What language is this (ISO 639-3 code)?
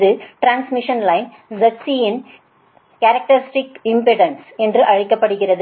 tam